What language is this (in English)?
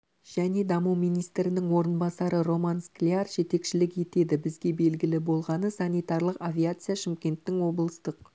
Kazakh